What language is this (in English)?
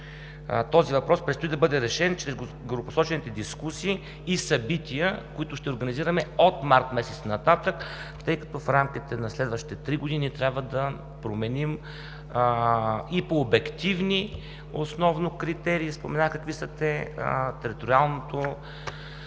Bulgarian